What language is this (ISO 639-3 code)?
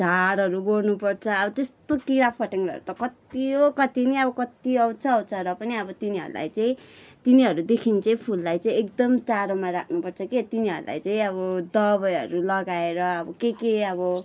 nep